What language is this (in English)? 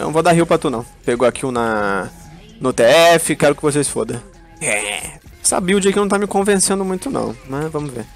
Portuguese